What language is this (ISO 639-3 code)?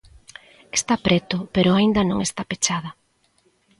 glg